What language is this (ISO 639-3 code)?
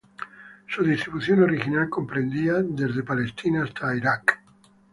spa